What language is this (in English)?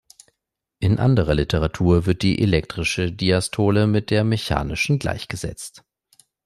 German